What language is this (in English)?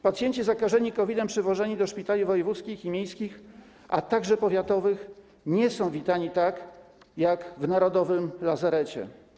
Polish